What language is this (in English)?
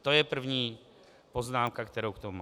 Czech